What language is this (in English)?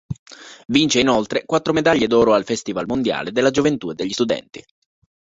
Italian